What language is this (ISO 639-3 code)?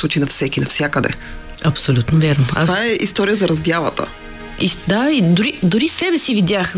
bul